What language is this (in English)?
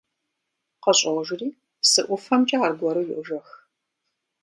Kabardian